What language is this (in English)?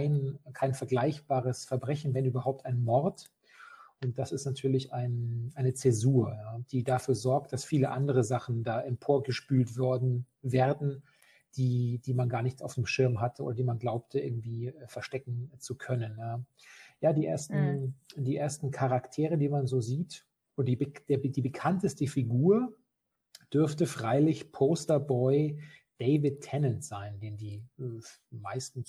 German